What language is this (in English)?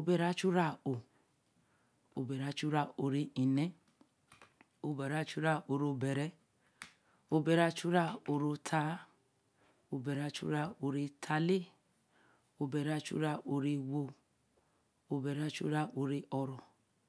Eleme